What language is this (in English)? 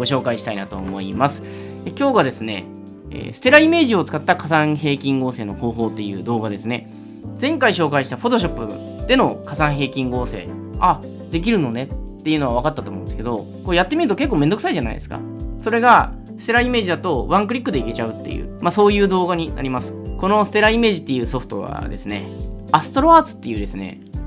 Japanese